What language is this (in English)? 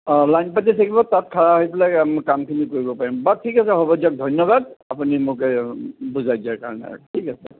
Assamese